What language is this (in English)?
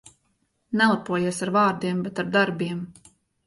Latvian